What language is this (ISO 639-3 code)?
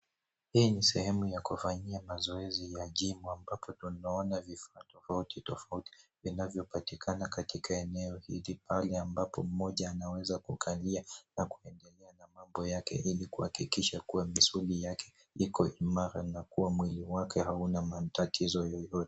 swa